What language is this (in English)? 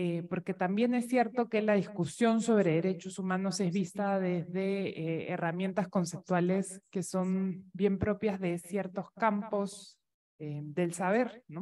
Spanish